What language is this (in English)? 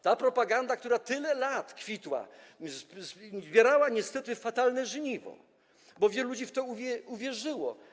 Polish